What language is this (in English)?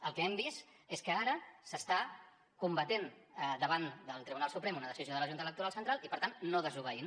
Catalan